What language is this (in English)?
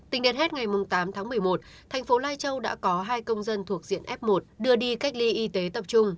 Vietnamese